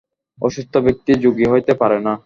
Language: Bangla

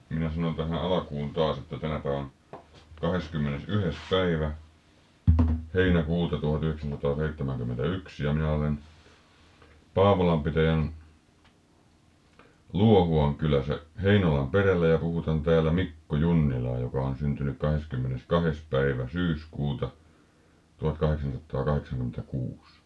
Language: Finnish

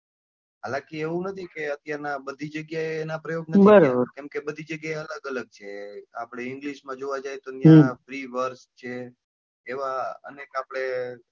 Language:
Gujarati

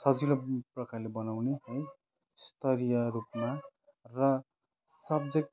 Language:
Nepali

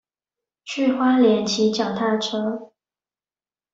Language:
Chinese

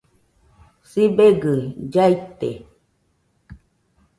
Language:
Nüpode Huitoto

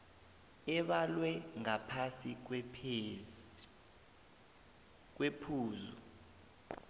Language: South Ndebele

